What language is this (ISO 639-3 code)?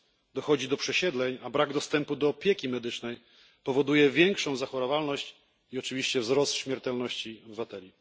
pol